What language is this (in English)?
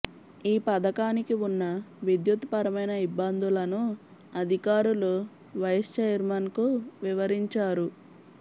Telugu